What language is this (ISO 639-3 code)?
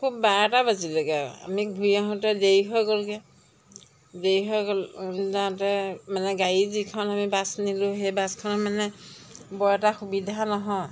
asm